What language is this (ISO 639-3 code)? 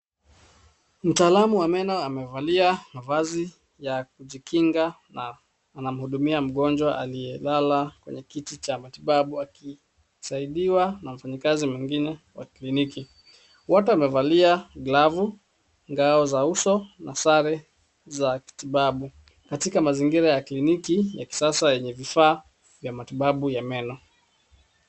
swa